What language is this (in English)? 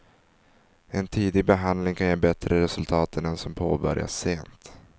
Swedish